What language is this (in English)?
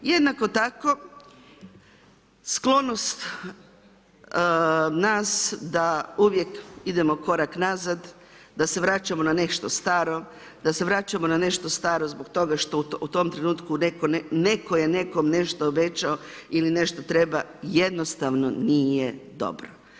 Croatian